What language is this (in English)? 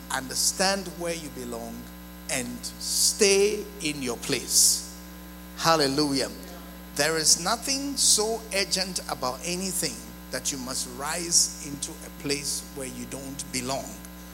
English